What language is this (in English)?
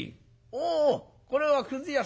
Japanese